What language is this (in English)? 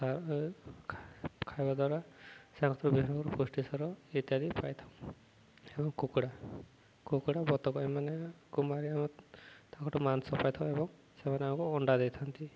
Odia